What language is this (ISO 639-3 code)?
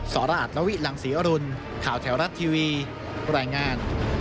tha